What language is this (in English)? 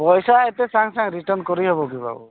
Odia